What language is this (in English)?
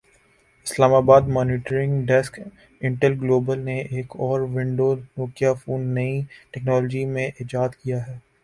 Urdu